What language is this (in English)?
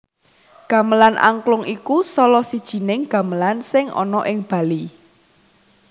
Javanese